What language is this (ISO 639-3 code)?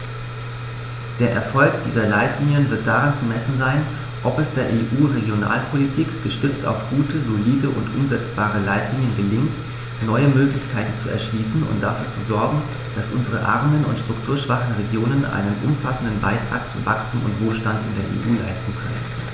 deu